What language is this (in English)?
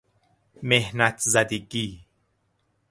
Persian